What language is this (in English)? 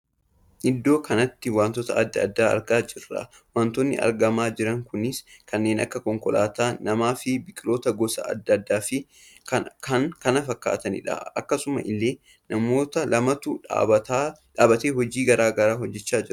Oromo